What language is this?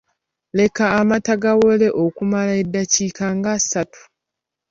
Ganda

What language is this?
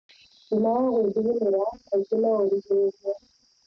Kikuyu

